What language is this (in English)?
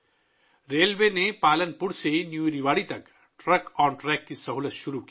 Urdu